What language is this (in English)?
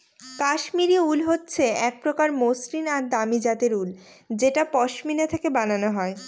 Bangla